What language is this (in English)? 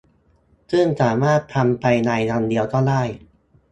Thai